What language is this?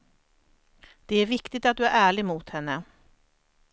Swedish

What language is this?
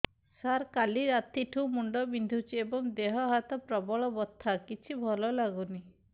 Odia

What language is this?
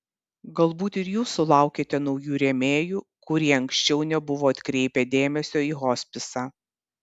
Lithuanian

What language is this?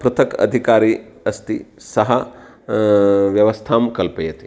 Sanskrit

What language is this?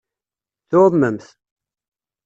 Kabyle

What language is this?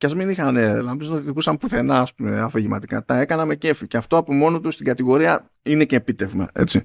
Greek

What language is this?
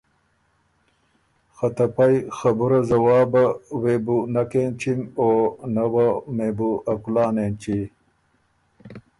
Ormuri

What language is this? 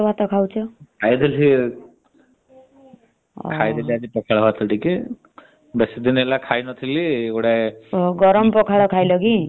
Odia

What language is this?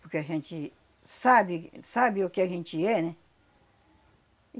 Portuguese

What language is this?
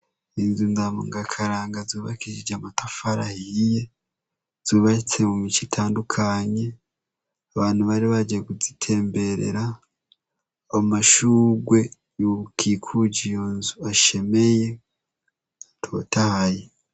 Rundi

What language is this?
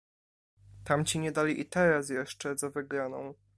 Polish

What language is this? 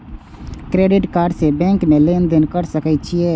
Maithili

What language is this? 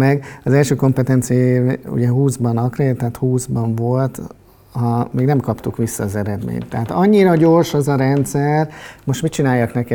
Hungarian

